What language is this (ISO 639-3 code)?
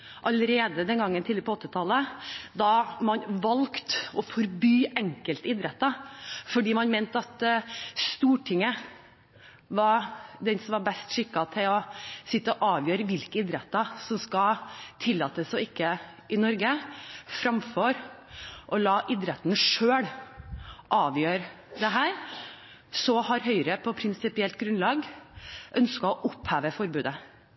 nob